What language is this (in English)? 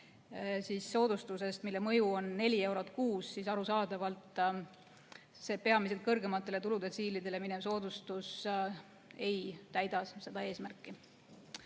Estonian